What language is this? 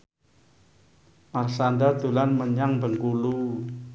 Javanese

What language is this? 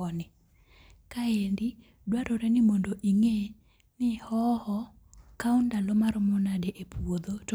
Luo (Kenya and Tanzania)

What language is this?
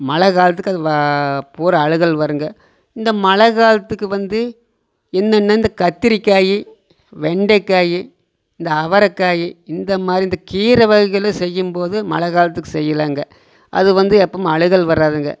Tamil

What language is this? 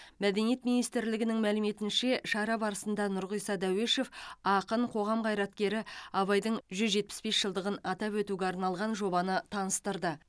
Kazakh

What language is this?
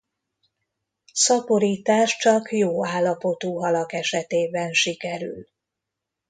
Hungarian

